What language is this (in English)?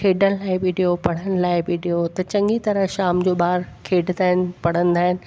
Sindhi